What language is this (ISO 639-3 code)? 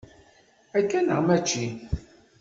kab